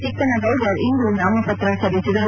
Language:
Kannada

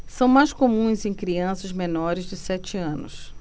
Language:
Portuguese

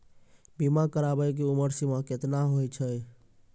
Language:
Maithili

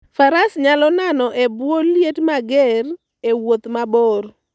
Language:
Luo (Kenya and Tanzania)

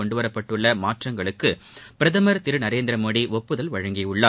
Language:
Tamil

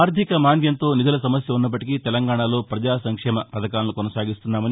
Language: Telugu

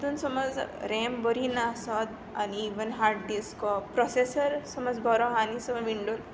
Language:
Konkani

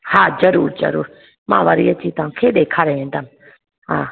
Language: Sindhi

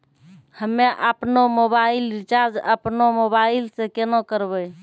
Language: Maithili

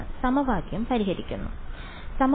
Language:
Malayalam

